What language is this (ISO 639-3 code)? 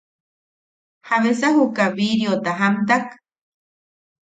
yaq